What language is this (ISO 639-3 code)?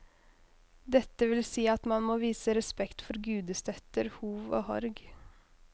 nor